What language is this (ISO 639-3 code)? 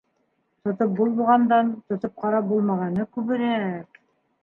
bak